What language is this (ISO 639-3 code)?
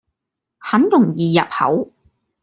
yue